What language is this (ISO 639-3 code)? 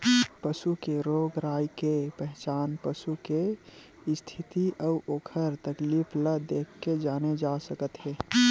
hne